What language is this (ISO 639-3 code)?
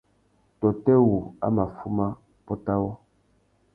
bag